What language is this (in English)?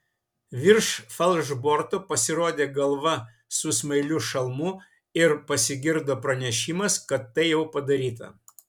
Lithuanian